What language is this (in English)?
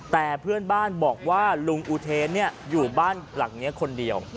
Thai